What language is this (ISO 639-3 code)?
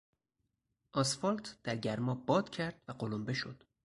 fas